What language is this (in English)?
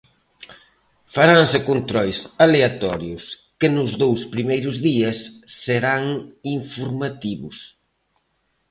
Galician